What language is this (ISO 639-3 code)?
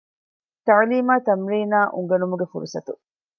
div